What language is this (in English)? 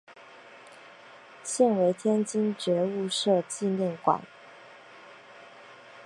Chinese